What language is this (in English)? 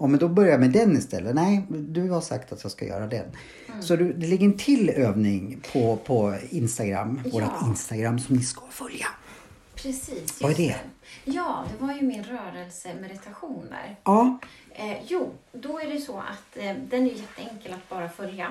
Swedish